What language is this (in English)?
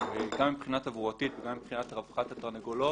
Hebrew